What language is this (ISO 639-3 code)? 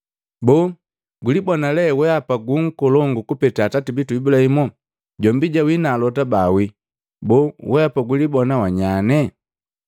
mgv